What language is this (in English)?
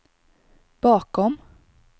Swedish